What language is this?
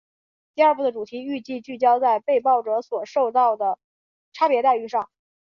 Chinese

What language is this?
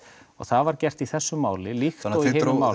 Icelandic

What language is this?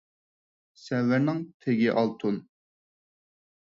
Uyghur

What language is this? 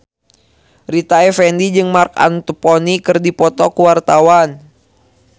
Sundanese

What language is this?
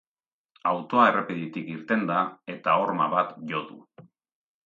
Basque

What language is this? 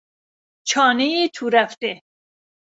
Persian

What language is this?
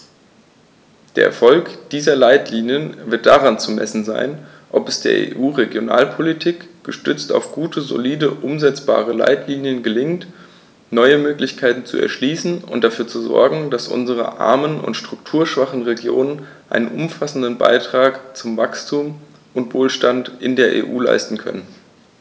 German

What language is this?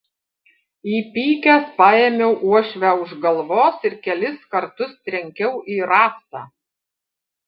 Lithuanian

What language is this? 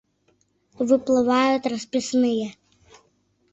Mari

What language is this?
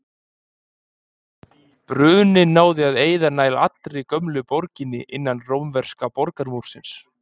Icelandic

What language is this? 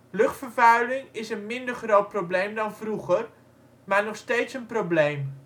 Dutch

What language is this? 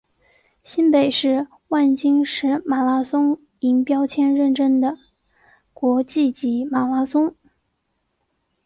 Chinese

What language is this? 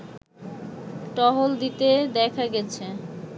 Bangla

